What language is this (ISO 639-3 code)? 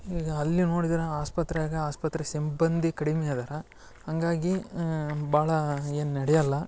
kan